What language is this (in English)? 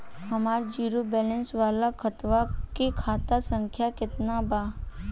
Bhojpuri